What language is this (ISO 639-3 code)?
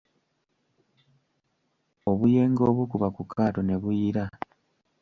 lug